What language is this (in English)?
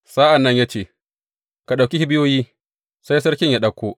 Hausa